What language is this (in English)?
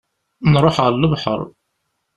Kabyle